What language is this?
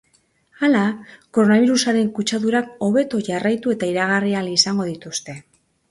Basque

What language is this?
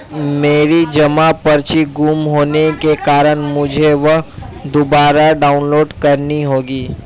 Hindi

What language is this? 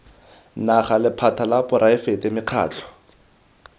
Tswana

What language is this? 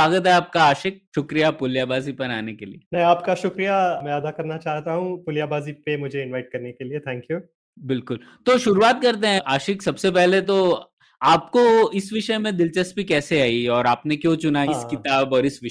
Hindi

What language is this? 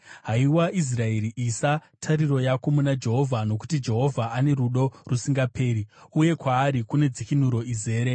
Shona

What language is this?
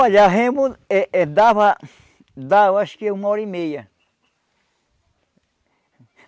Portuguese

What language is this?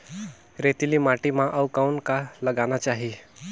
Chhattisgarhi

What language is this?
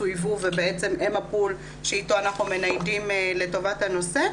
Hebrew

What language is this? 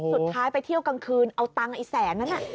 Thai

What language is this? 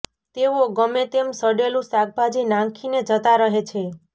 Gujarati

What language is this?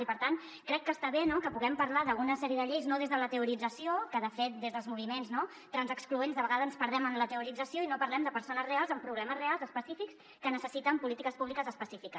Catalan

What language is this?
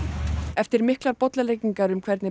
Icelandic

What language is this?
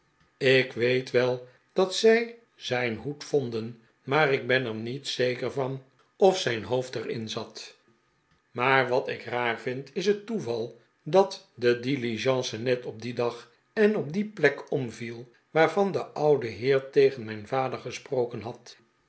Dutch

